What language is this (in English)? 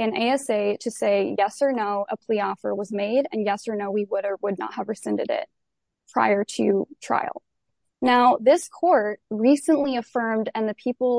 English